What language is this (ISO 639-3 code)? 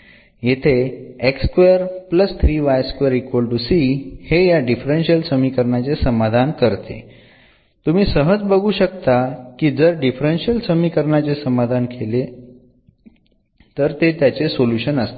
mar